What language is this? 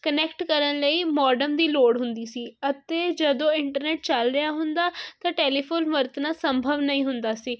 Punjabi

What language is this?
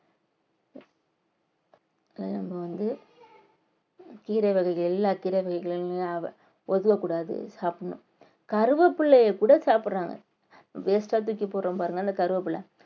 Tamil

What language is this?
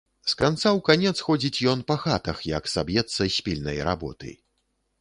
Belarusian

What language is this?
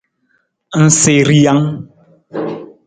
Nawdm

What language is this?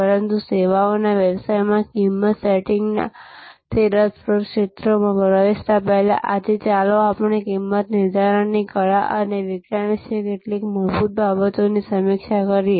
Gujarati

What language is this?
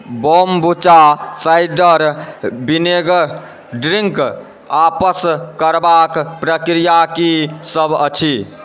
Maithili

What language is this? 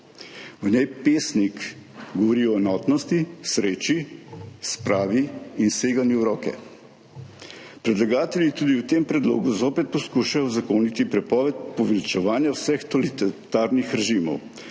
Slovenian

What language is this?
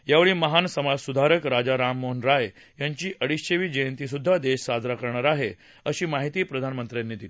Marathi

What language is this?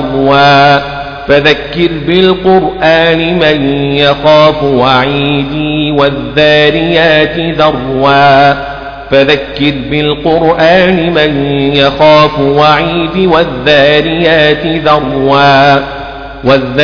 Arabic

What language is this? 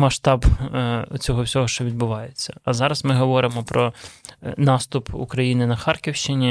Ukrainian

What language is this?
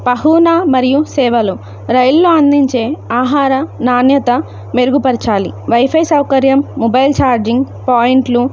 Telugu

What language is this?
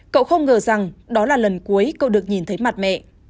Vietnamese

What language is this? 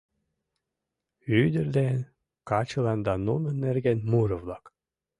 Mari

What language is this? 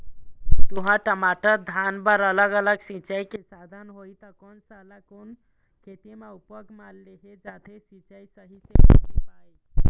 Chhattisgarhi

